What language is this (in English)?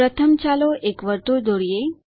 Gujarati